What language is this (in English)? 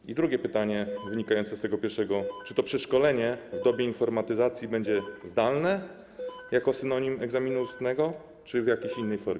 Polish